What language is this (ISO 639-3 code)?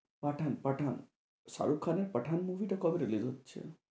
ben